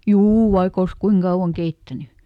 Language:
Finnish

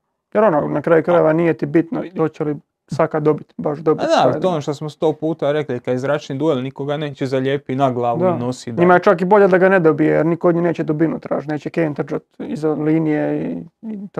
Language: Croatian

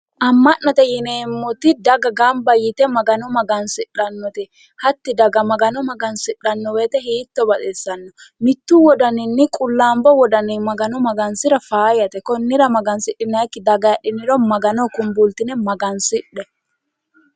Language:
Sidamo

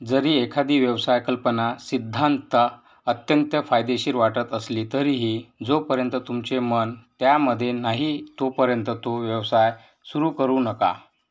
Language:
Marathi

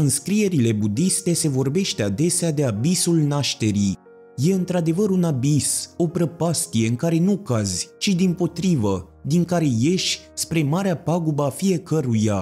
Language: Romanian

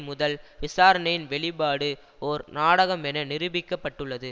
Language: Tamil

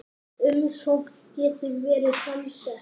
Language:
Icelandic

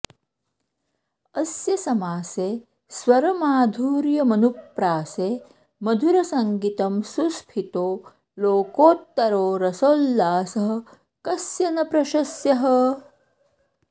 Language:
Sanskrit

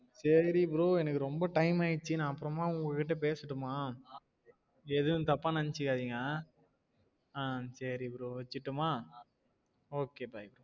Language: Tamil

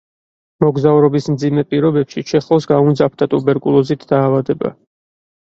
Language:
Georgian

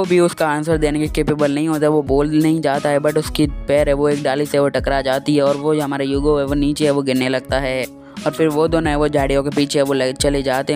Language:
Hindi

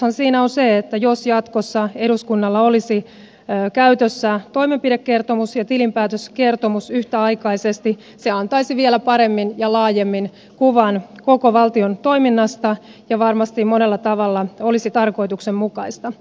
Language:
Finnish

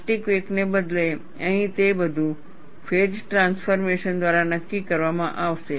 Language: Gujarati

